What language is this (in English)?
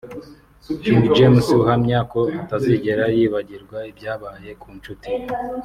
Kinyarwanda